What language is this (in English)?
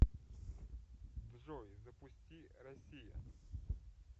Russian